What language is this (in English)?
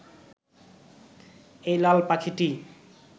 Bangla